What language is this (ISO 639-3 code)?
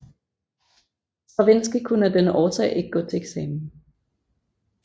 dan